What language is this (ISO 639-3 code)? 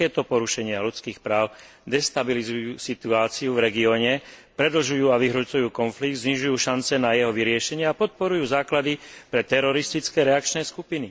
slk